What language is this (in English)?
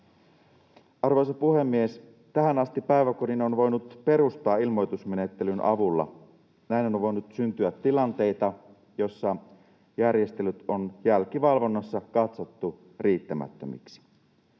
Finnish